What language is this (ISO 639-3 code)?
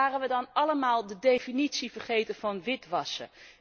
nld